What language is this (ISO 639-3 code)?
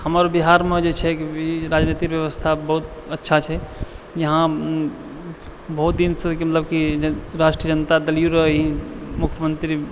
mai